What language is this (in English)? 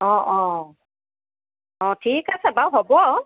Assamese